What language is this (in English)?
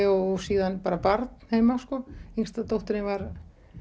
Icelandic